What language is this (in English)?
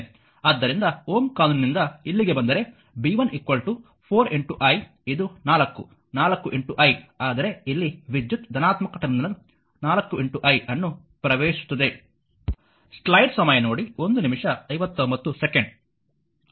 Kannada